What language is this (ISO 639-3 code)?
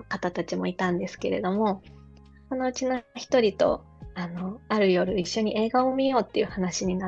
jpn